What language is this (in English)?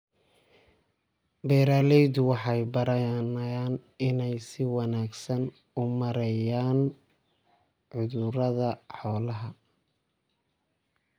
Somali